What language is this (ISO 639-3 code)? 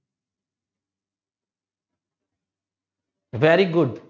guj